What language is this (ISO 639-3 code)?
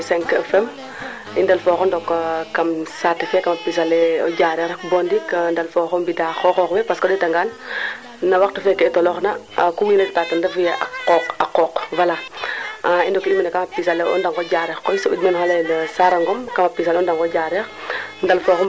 srr